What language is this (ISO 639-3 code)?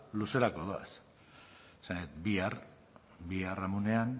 eus